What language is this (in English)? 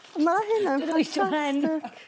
Welsh